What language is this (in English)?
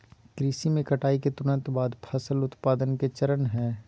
Magahi